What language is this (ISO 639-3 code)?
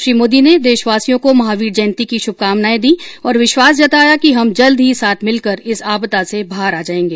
hin